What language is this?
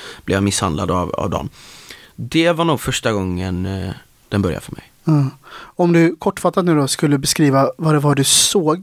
Swedish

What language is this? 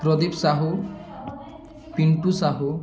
Odia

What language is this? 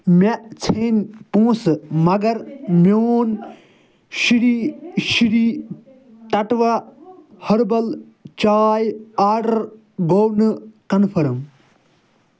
Kashmiri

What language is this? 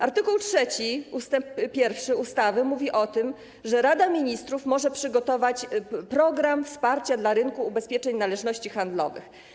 Polish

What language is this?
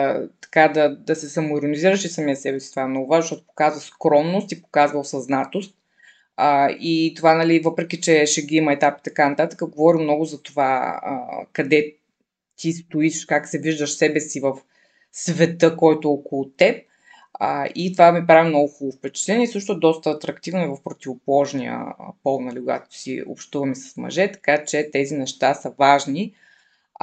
Bulgarian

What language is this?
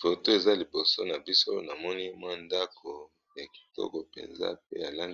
Lingala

